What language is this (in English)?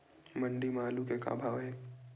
Chhattisgarhi